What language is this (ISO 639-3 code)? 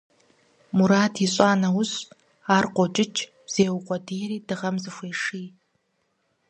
kbd